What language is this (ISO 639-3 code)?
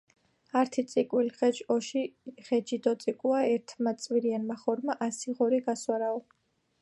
kat